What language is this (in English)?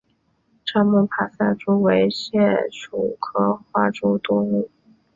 Chinese